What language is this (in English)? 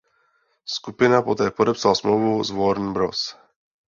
Czech